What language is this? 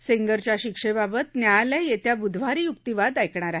Marathi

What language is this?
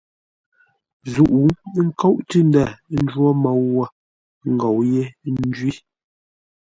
Ngombale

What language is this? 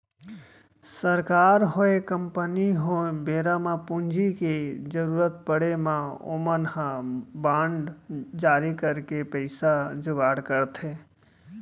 Chhattisgarhi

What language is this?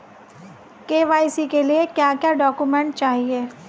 Hindi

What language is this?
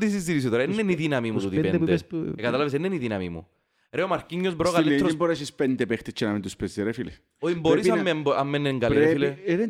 Greek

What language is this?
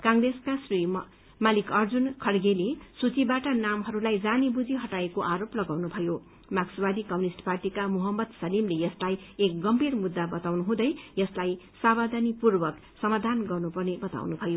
Nepali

